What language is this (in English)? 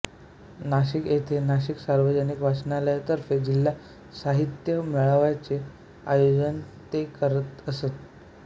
Marathi